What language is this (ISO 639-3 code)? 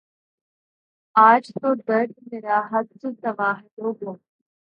urd